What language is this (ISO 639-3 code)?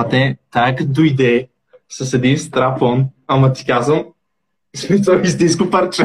bul